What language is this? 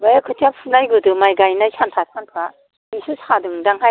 Bodo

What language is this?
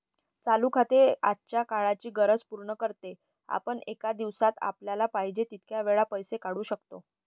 Marathi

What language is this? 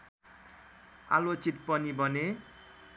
Nepali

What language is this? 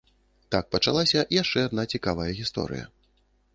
Belarusian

